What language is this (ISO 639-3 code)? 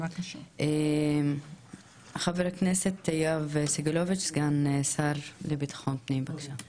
heb